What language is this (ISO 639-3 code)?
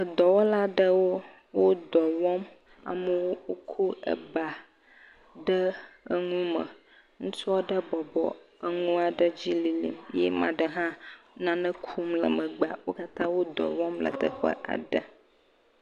ewe